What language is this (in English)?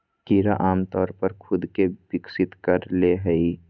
Magahi